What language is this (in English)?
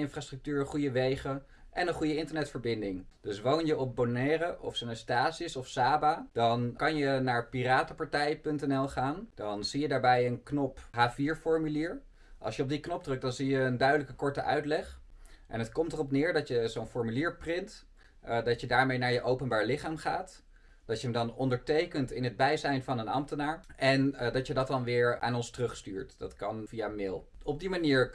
Dutch